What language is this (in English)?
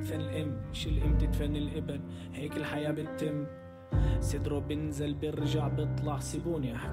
Arabic